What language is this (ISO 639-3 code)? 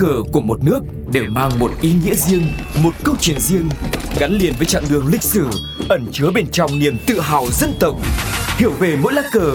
vie